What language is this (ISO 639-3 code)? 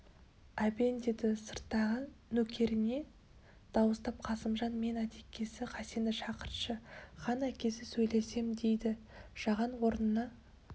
kaz